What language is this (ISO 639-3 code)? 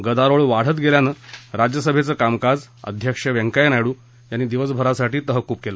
mar